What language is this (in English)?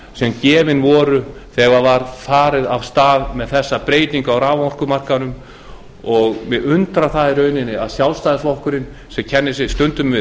Icelandic